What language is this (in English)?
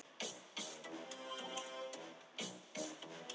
Icelandic